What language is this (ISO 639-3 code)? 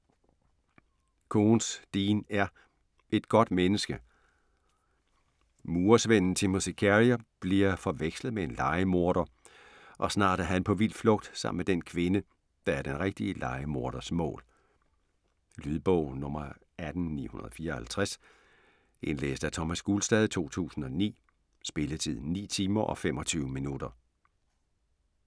dan